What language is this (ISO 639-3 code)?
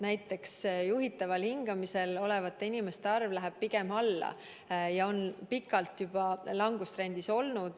est